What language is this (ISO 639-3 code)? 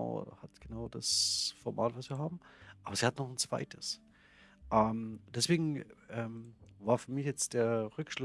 deu